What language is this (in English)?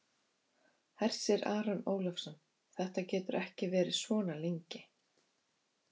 Icelandic